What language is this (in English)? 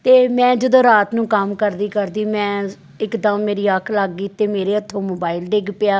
Punjabi